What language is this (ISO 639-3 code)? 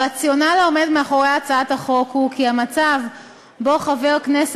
heb